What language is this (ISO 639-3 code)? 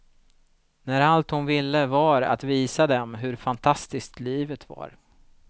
swe